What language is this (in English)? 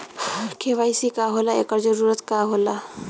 Bhojpuri